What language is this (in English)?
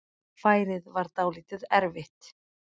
Icelandic